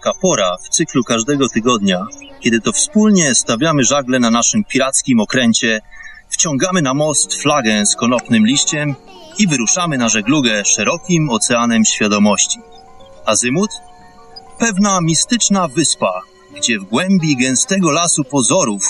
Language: Polish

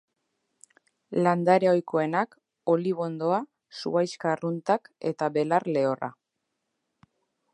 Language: Basque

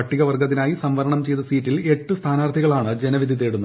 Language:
Malayalam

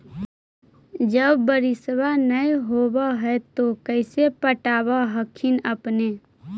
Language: Magahi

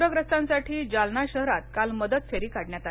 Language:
Marathi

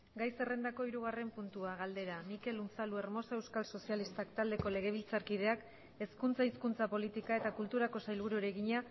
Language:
Basque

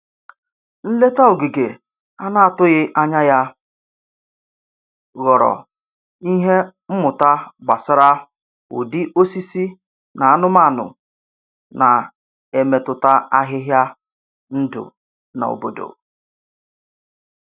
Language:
Igbo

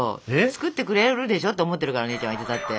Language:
Japanese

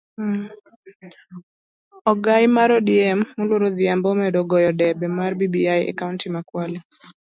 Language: Luo (Kenya and Tanzania)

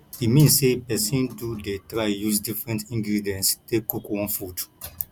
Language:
Nigerian Pidgin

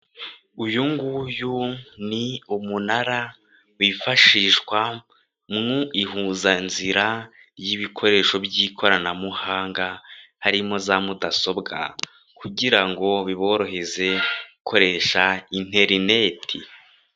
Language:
Kinyarwanda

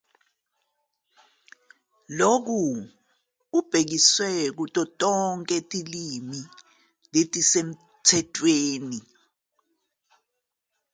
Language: Zulu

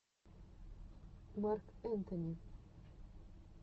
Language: Russian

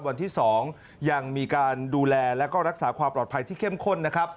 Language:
Thai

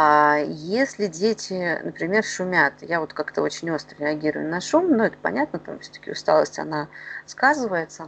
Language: Russian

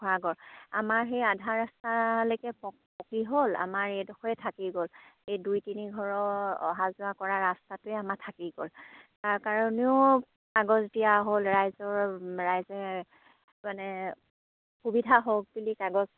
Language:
Assamese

